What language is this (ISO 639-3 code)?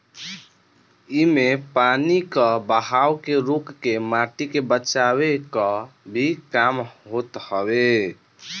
bho